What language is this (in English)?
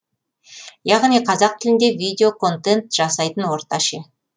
Kazakh